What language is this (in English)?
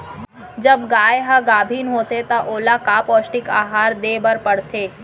Chhattisgarhi